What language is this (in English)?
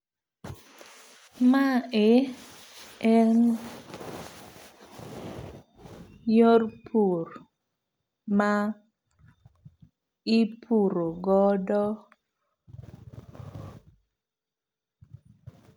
Luo (Kenya and Tanzania)